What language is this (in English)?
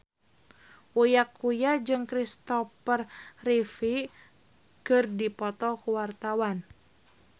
Sundanese